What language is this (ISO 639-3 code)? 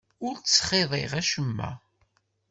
kab